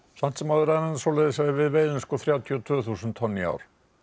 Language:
Icelandic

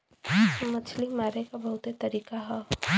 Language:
Bhojpuri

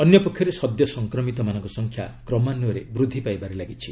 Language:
Odia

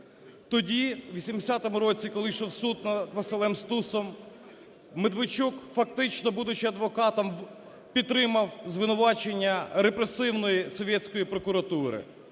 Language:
Ukrainian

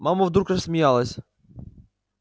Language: Russian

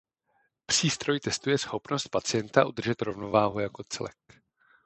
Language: Czech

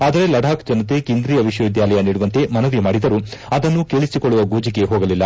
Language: Kannada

